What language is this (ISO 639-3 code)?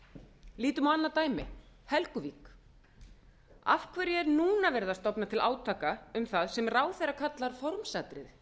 isl